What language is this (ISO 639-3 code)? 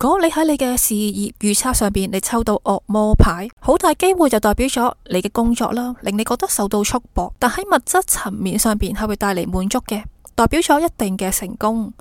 zho